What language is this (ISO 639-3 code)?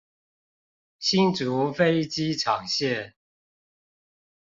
zho